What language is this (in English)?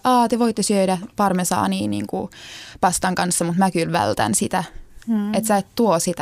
Finnish